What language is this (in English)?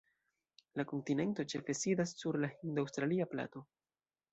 Esperanto